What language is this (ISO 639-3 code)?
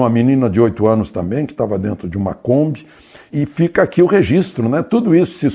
por